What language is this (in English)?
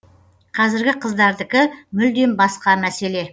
Kazakh